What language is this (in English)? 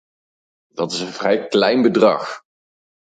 Dutch